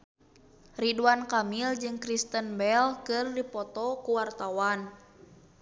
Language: Sundanese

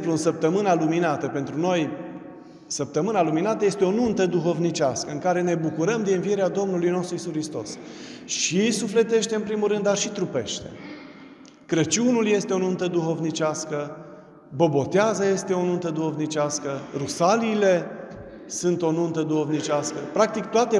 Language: Romanian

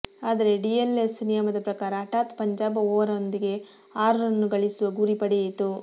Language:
Kannada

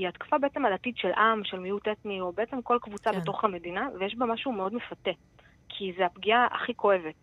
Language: Hebrew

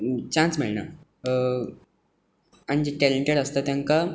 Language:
Konkani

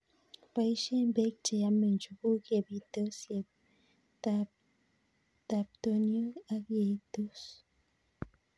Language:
Kalenjin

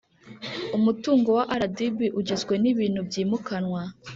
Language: Kinyarwanda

